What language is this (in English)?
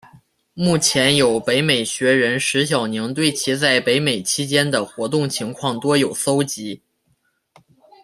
Chinese